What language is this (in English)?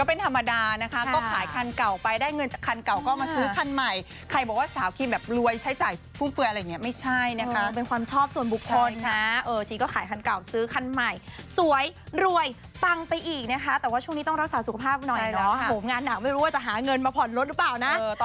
Thai